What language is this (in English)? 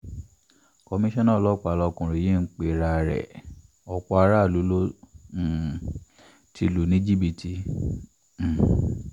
Yoruba